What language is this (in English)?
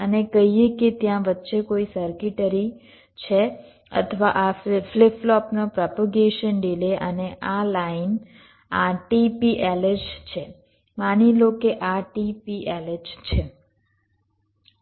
Gujarati